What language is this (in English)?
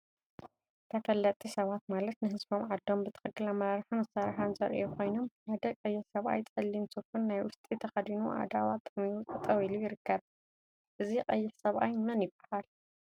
Tigrinya